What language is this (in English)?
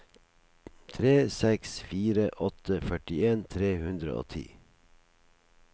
Norwegian